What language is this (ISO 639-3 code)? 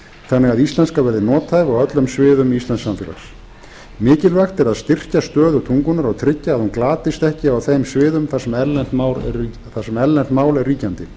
isl